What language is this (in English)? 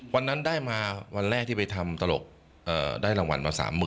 Thai